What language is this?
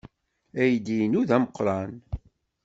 Kabyle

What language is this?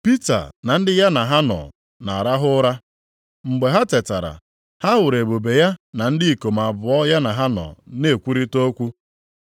Igbo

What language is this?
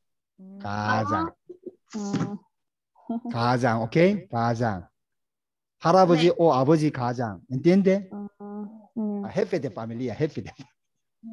Korean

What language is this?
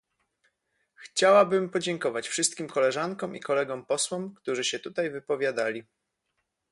Polish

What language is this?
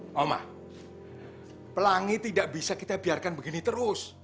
Indonesian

